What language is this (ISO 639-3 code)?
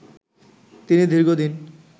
ben